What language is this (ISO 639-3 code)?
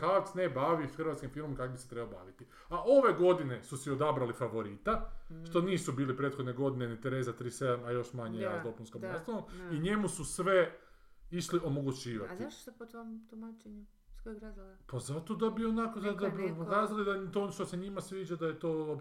hrv